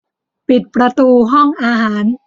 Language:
Thai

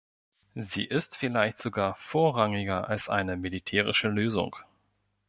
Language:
German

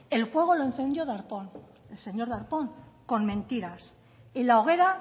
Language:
Spanish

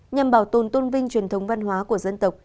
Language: Vietnamese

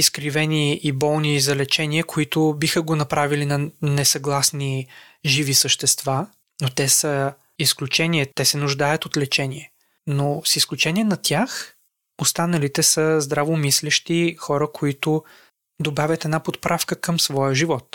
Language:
Bulgarian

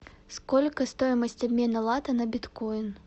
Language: Russian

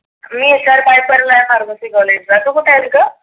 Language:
Marathi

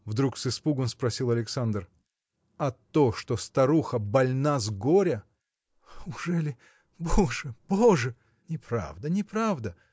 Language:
Russian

